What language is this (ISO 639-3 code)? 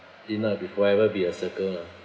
eng